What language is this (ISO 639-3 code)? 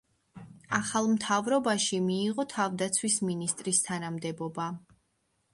kat